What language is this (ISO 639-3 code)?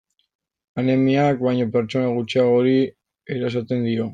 eus